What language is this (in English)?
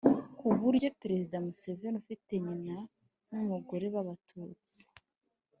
Kinyarwanda